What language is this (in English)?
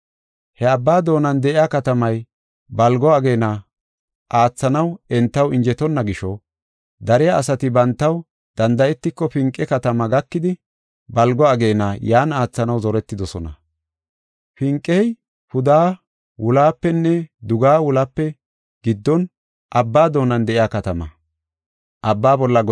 Gofa